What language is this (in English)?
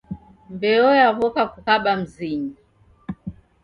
Taita